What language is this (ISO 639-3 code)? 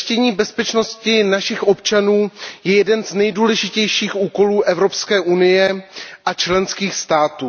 ces